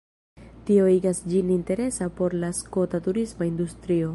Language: Esperanto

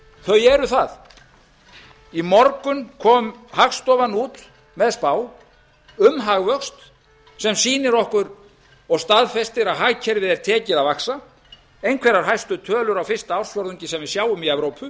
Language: Icelandic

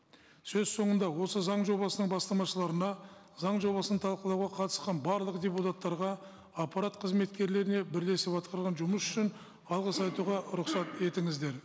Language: Kazakh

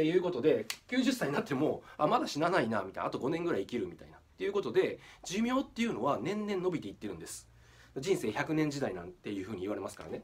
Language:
Japanese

